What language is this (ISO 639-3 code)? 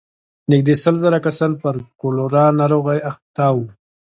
pus